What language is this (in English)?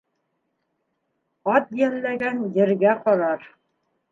Bashkir